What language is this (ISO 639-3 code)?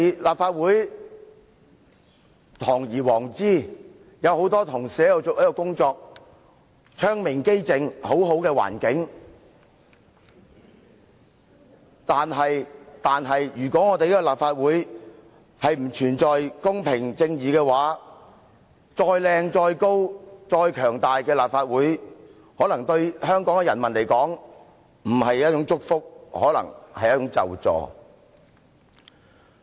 yue